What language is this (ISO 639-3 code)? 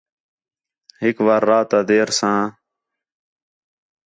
xhe